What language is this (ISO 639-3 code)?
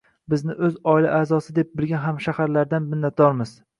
uzb